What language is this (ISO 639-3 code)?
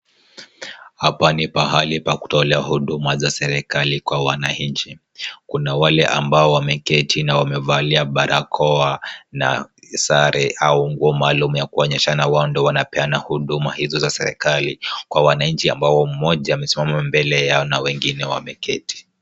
swa